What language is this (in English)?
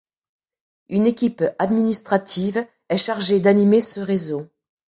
French